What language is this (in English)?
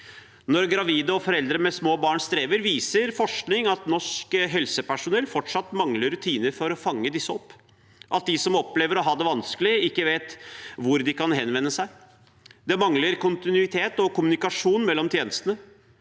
Norwegian